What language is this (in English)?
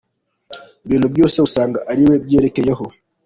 Kinyarwanda